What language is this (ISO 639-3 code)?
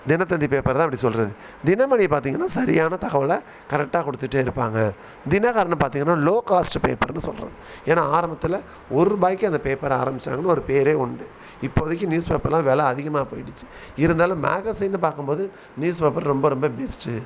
tam